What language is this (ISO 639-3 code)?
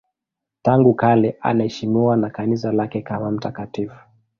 swa